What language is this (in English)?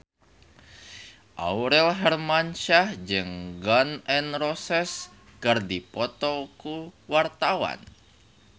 Sundanese